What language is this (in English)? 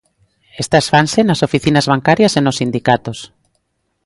Galician